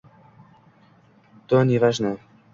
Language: Uzbek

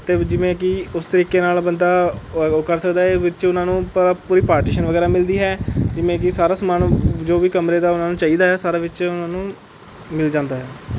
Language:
Punjabi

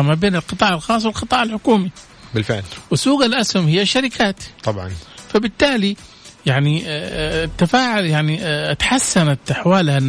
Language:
Arabic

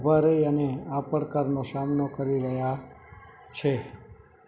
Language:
Gujarati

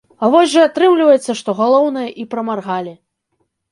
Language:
Belarusian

